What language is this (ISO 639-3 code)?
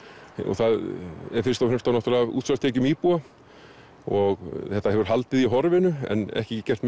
isl